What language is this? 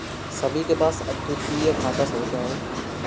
Hindi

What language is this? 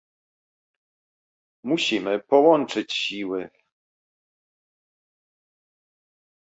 Polish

